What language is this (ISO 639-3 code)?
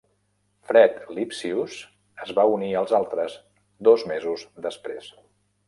cat